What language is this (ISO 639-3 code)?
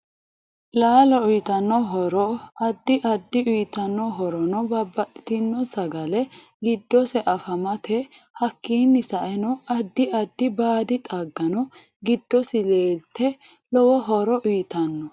sid